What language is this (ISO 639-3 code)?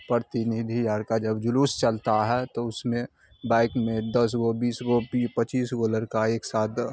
urd